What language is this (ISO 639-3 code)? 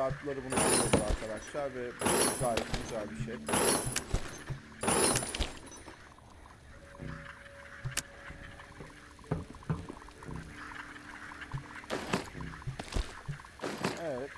tur